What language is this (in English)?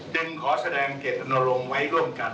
Thai